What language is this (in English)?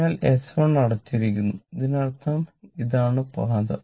Malayalam